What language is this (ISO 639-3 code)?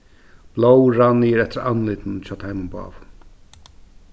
fao